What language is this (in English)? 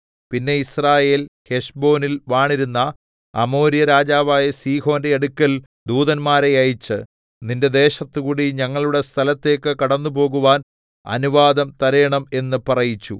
Malayalam